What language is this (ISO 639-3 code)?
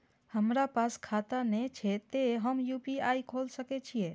mai